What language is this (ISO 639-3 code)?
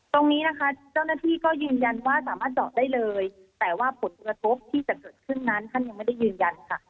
tha